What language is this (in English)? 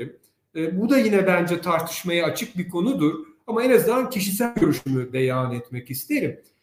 Turkish